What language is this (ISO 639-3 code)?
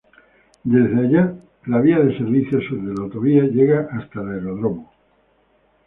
spa